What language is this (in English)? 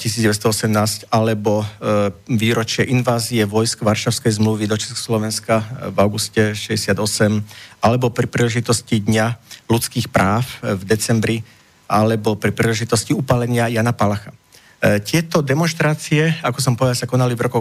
Slovak